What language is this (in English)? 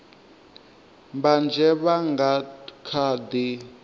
Venda